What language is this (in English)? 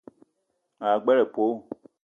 Eton (Cameroon)